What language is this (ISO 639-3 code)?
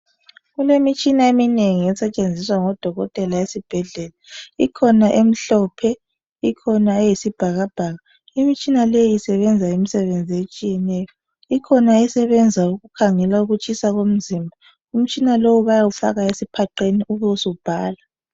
nde